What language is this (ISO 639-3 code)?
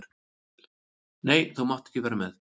isl